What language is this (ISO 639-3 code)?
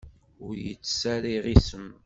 kab